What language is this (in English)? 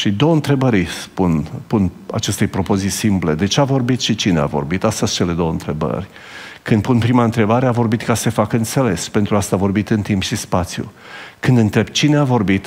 Romanian